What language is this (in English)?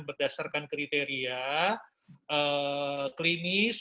Indonesian